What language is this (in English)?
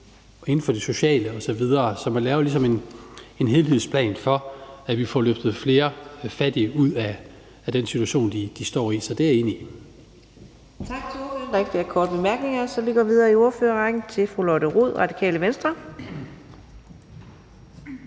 Danish